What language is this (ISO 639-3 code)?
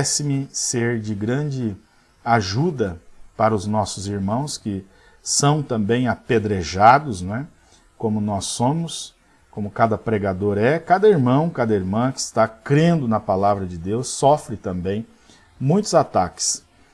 por